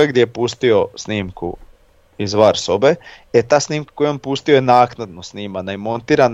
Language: Croatian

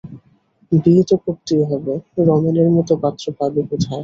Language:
Bangla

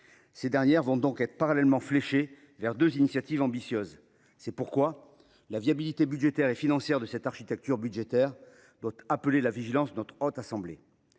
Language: French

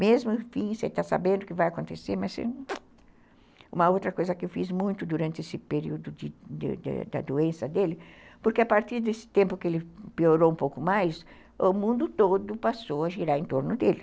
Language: Portuguese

